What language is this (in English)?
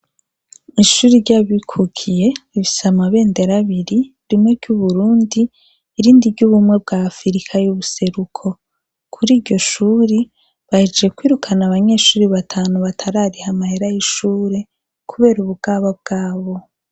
Rundi